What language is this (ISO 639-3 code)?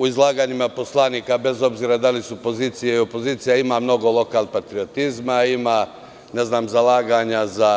srp